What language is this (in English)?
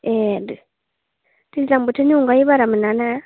Bodo